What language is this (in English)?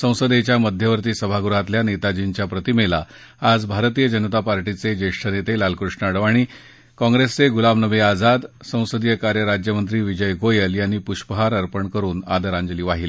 Marathi